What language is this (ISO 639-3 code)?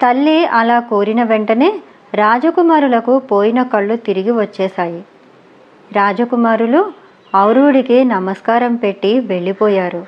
tel